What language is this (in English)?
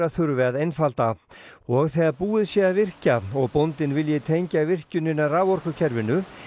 Icelandic